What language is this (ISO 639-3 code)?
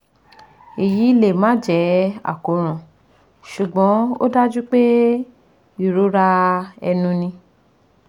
yor